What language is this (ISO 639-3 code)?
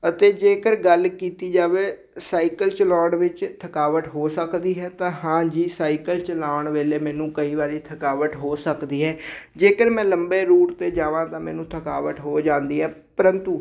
pan